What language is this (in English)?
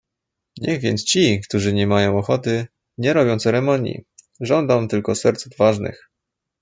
Polish